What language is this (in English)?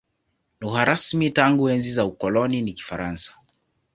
Swahili